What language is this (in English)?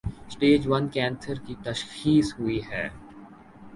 Urdu